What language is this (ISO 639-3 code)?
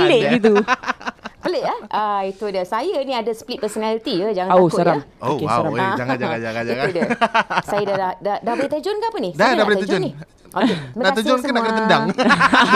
msa